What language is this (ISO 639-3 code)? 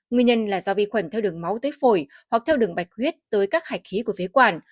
vie